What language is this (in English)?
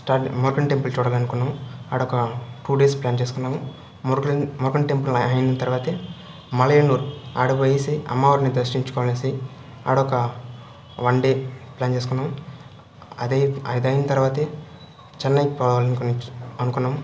Telugu